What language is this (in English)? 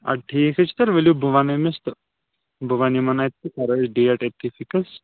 Kashmiri